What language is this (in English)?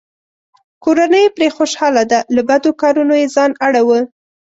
Pashto